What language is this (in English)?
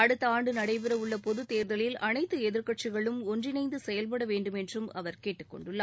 Tamil